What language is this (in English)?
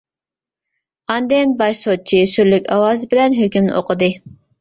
Uyghur